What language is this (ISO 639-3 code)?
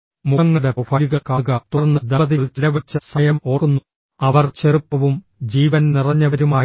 mal